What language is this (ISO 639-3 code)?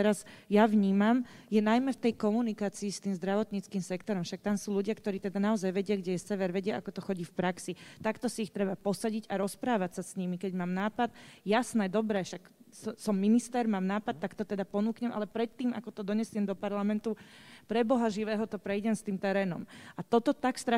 slk